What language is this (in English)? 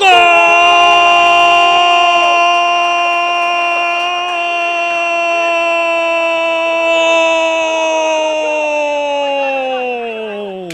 Portuguese